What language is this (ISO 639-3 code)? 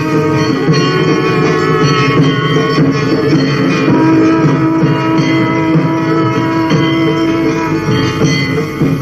ben